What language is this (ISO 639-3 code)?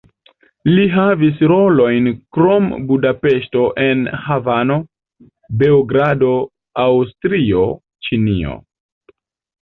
epo